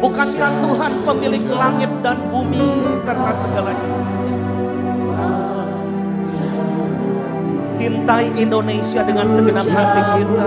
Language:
Indonesian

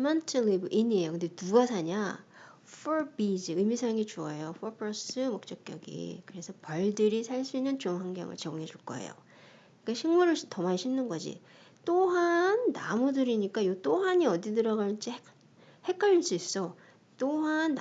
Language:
Korean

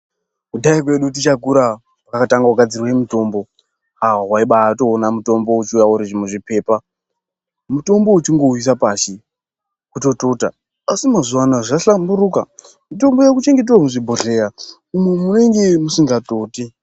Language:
Ndau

